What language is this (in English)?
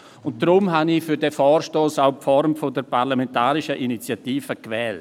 Swiss German